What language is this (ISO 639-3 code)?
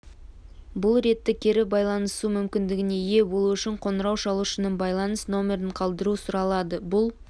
kaz